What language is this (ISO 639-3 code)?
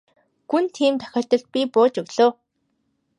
mon